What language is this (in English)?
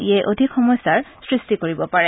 Assamese